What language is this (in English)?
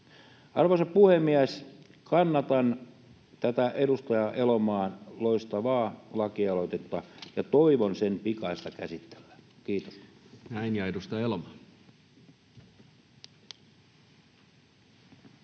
Finnish